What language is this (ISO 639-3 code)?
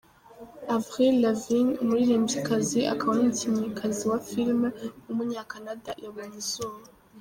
kin